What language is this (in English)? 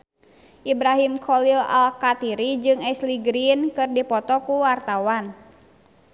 Sundanese